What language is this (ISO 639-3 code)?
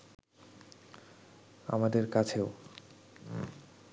ben